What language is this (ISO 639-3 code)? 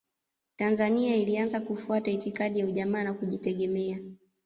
swa